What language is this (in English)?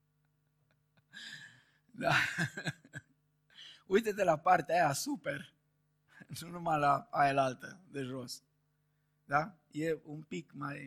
Romanian